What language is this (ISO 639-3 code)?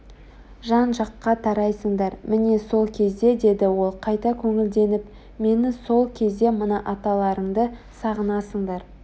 kaz